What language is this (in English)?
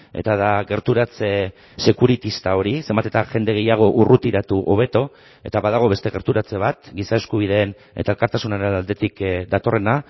Basque